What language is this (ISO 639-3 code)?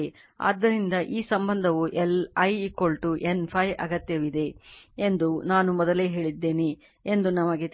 kan